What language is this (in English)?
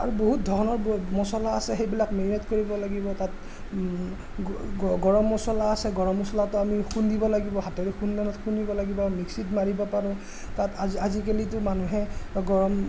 Assamese